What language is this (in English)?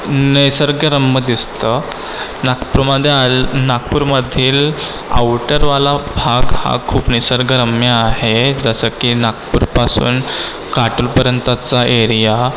Marathi